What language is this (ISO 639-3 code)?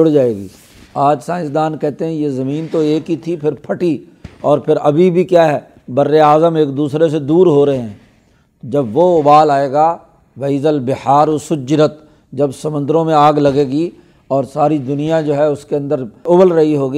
urd